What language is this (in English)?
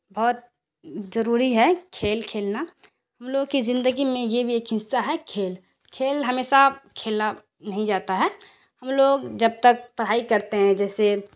Urdu